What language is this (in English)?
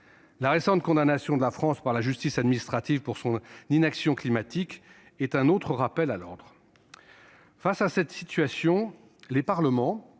French